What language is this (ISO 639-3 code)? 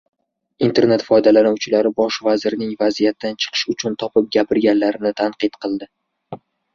uzb